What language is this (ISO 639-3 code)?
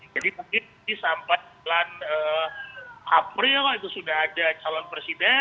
ind